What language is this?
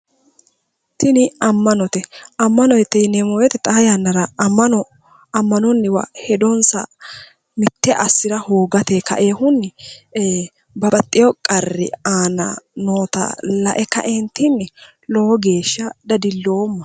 Sidamo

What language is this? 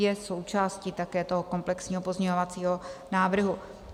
Czech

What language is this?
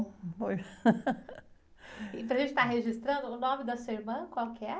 Portuguese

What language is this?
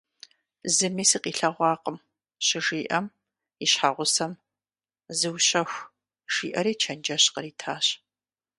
Kabardian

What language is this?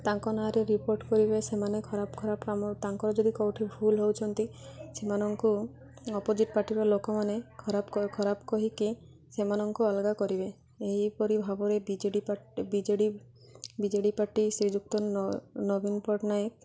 Odia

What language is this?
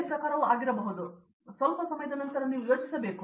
Kannada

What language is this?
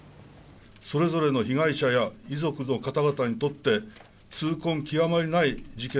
Japanese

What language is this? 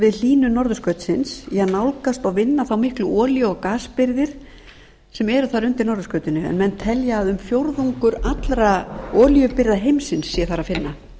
Icelandic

